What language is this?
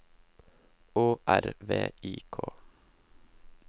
Norwegian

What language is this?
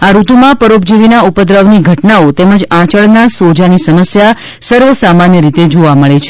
Gujarati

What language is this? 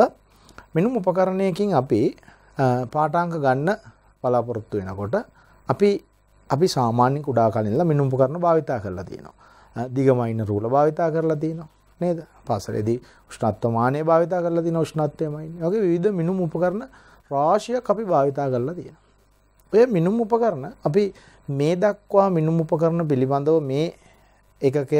Hindi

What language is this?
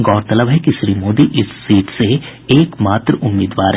Hindi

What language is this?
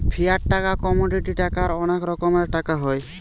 Bangla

